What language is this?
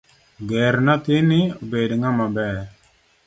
Luo (Kenya and Tanzania)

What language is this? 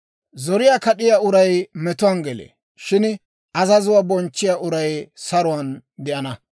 Dawro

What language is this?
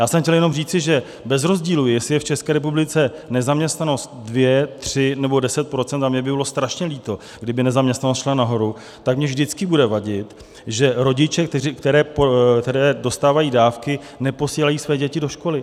Czech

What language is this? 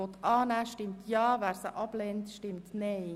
Swiss German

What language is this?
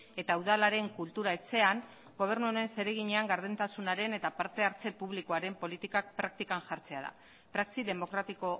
Basque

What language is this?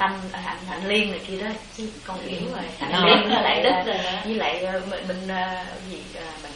Vietnamese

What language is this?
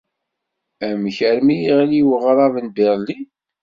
Kabyle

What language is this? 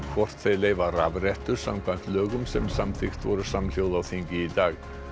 Icelandic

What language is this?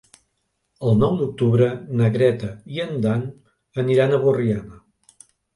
Catalan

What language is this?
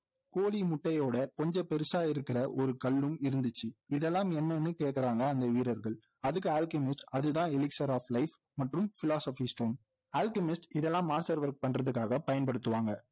Tamil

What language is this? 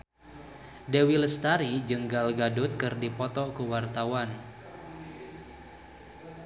Sundanese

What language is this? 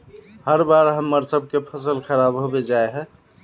Magahi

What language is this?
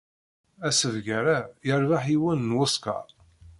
Kabyle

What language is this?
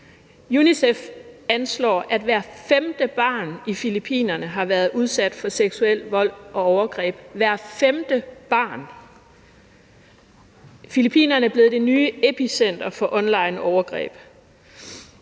Danish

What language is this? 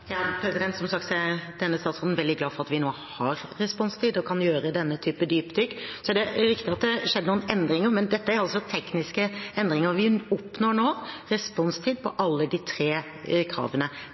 Norwegian Bokmål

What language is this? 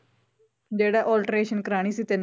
Punjabi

